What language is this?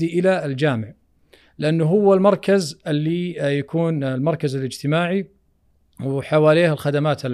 Arabic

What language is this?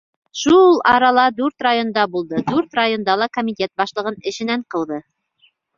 Bashkir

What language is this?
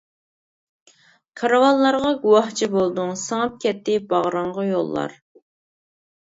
Uyghur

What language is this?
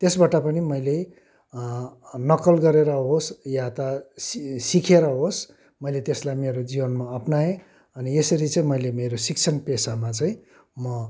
Nepali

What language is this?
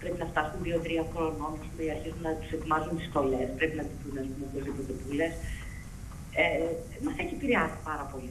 Greek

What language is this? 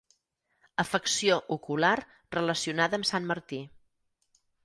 Catalan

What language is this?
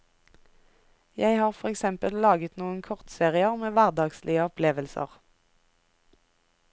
Norwegian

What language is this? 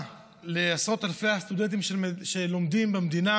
Hebrew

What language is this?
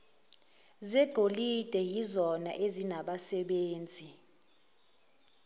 Zulu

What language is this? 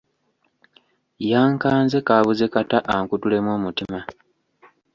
Ganda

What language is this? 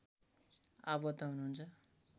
Nepali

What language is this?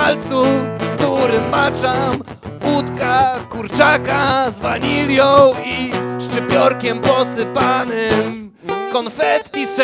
Polish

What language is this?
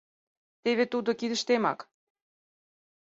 Mari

